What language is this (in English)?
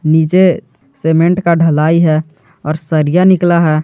Hindi